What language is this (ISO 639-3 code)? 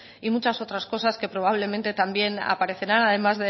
spa